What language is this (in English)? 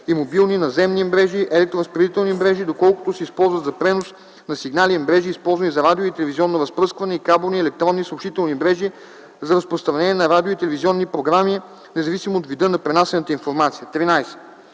Bulgarian